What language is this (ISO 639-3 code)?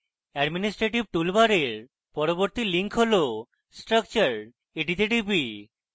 ben